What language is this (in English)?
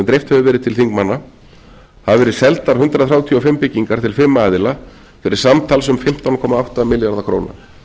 Icelandic